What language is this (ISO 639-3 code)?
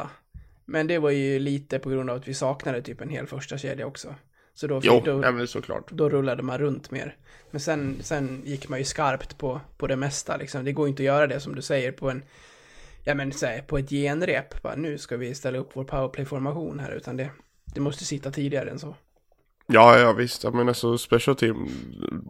swe